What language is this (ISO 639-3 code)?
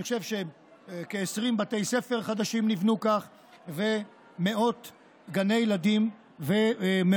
heb